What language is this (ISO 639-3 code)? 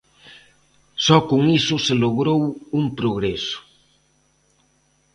glg